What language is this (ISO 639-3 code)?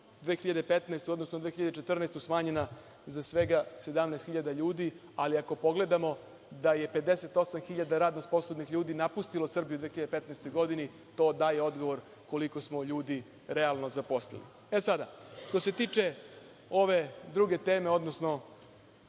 srp